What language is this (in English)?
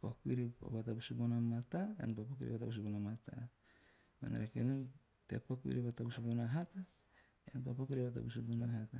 Teop